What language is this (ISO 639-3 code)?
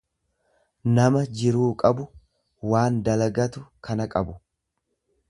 orm